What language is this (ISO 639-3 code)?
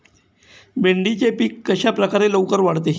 mar